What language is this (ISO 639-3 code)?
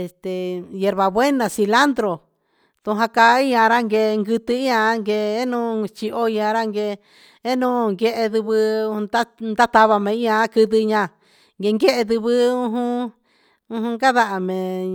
mxs